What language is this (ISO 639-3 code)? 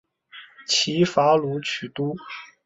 zho